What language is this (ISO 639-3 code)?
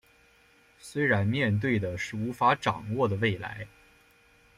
zho